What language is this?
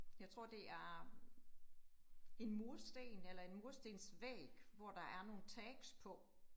Danish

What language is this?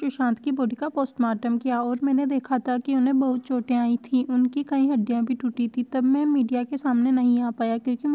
Hindi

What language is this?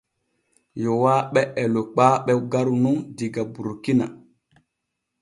Borgu Fulfulde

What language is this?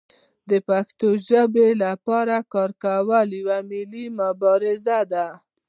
Pashto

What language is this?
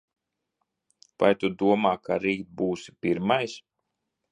Latvian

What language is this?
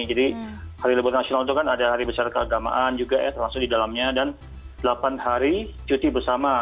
Indonesian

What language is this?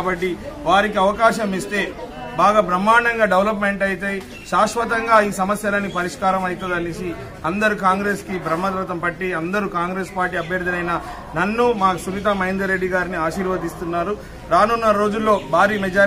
Telugu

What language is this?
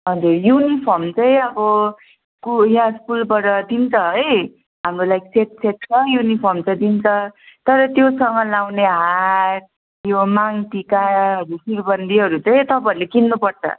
Nepali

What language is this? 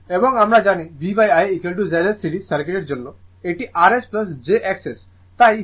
Bangla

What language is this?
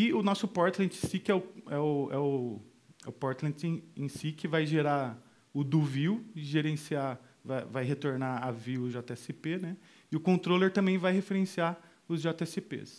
Portuguese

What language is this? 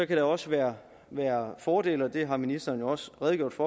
Danish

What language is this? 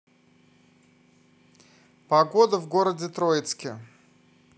Russian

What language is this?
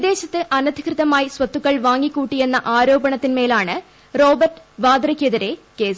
Malayalam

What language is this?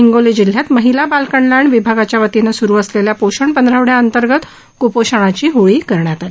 Marathi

